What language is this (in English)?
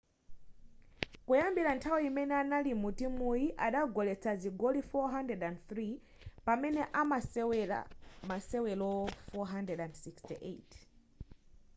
Nyanja